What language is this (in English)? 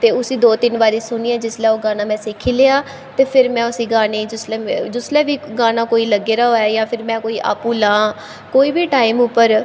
Dogri